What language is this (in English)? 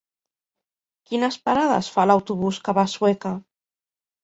Catalan